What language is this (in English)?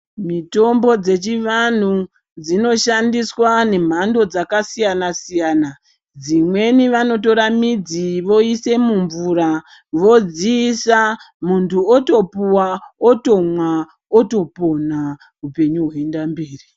Ndau